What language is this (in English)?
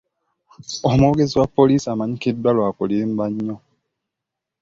Ganda